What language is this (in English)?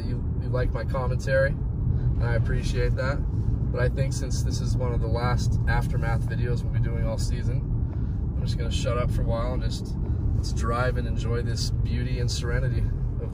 English